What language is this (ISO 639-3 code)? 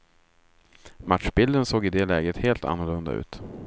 swe